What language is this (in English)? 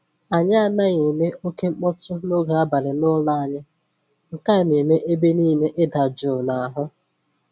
Igbo